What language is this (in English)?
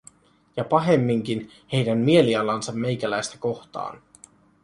Finnish